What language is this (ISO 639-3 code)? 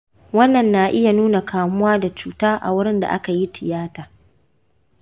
hau